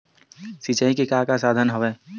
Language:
Chhattisgarhi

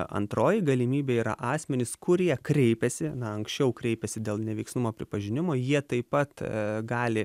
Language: Lithuanian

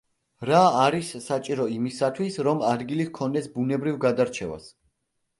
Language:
Georgian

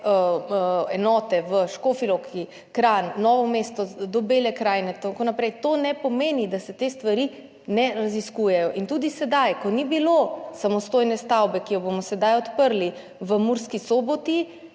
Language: Slovenian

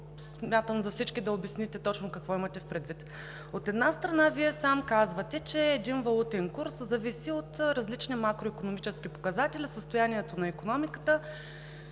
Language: Bulgarian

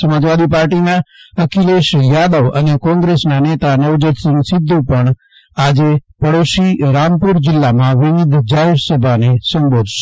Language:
Gujarati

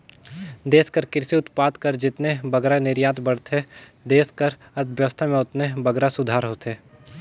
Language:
Chhattisgarhi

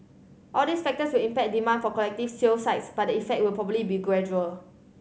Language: English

